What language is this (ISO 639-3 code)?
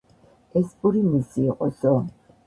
kat